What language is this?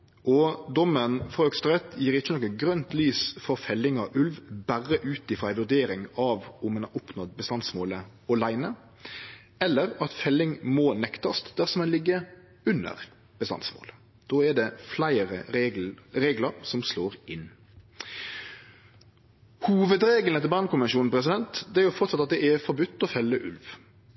Norwegian Nynorsk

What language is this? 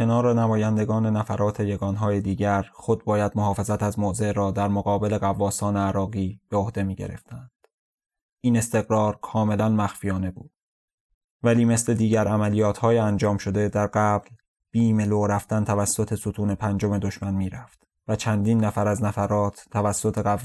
Persian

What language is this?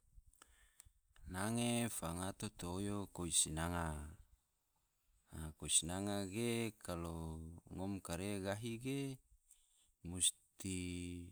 Tidore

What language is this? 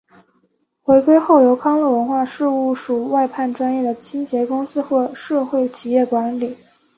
Chinese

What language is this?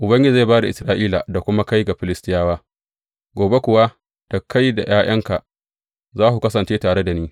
Hausa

